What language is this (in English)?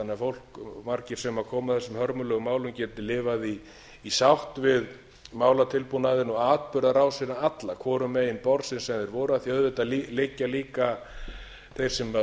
Icelandic